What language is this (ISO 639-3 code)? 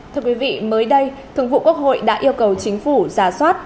vie